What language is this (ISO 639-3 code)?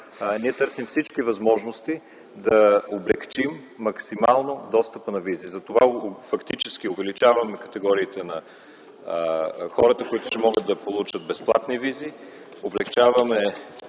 bul